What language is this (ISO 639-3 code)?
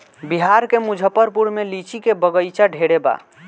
bho